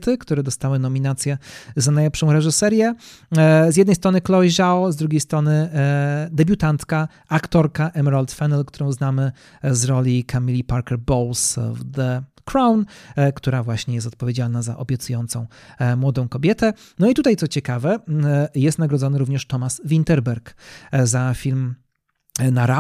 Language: Polish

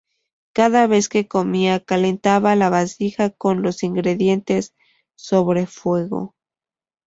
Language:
Spanish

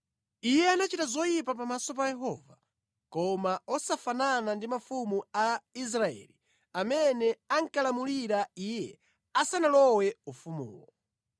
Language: Nyanja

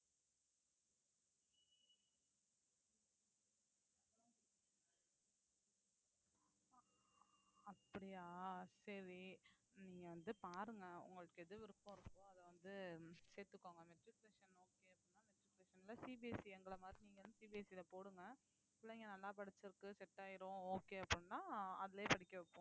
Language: Tamil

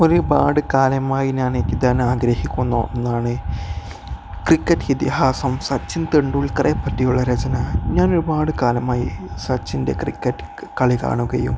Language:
Malayalam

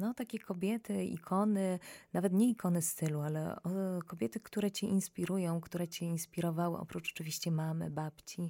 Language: Polish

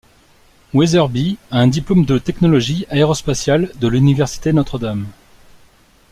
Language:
French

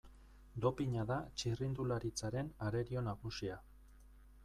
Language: Basque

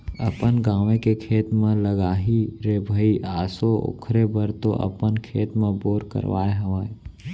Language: Chhattisgarhi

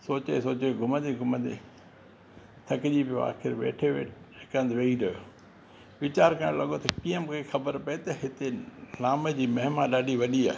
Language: Sindhi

